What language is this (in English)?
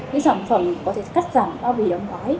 Vietnamese